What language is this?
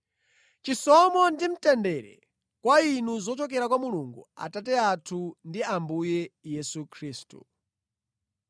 Nyanja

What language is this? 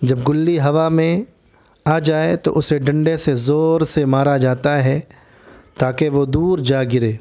Urdu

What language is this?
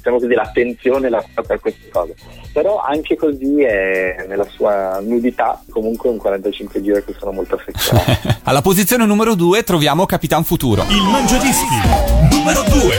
Italian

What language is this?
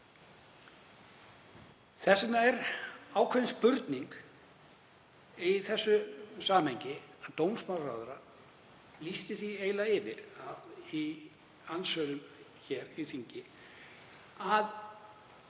Icelandic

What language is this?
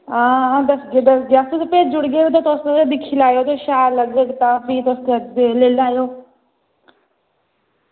Dogri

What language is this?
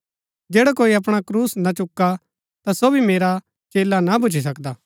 Gaddi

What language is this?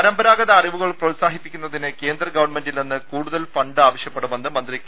Malayalam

